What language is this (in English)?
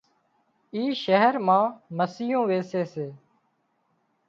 Wadiyara Koli